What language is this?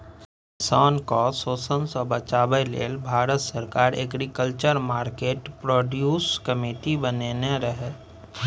Maithili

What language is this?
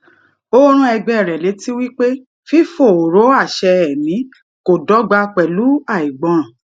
Yoruba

